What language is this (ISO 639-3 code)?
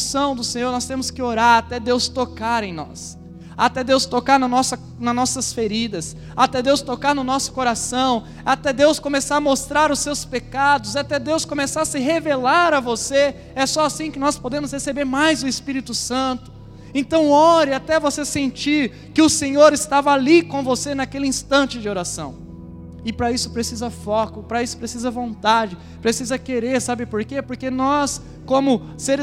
por